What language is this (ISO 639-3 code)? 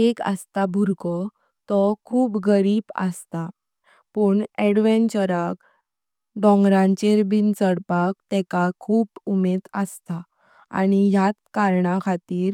kok